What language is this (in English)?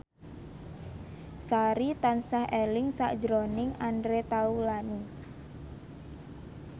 Javanese